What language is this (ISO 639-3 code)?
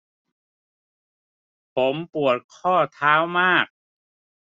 tha